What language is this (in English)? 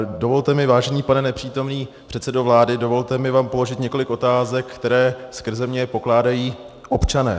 Czech